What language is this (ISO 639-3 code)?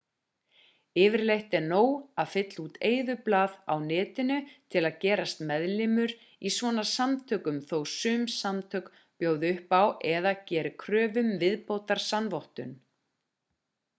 isl